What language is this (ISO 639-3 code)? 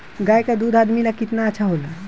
bho